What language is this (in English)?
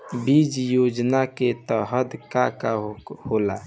Bhojpuri